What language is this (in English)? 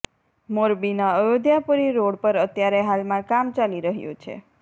Gujarati